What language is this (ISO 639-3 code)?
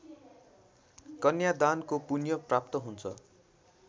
nep